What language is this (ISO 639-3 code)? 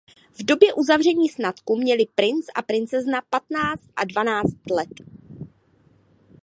ces